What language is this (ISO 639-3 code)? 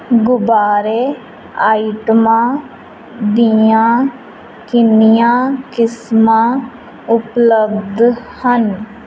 pan